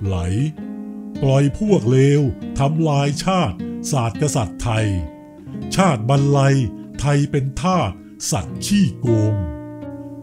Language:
Thai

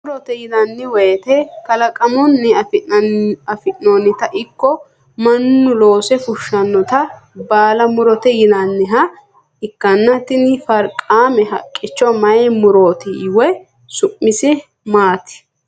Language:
Sidamo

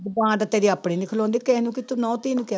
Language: Punjabi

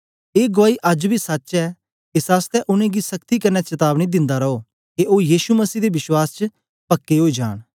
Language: Dogri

